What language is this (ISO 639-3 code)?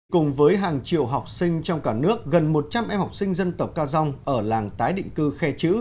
vie